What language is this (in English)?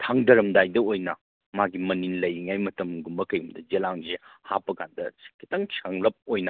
Manipuri